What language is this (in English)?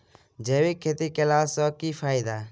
Maithili